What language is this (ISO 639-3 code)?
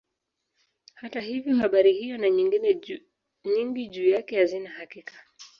swa